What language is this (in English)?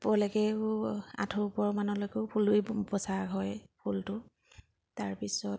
Assamese